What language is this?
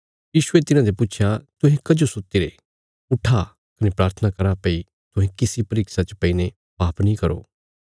Bilaspuri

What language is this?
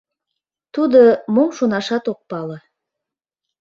Mari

